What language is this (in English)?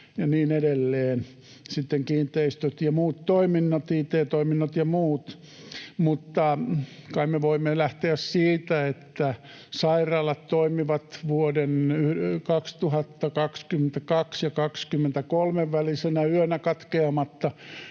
Finnish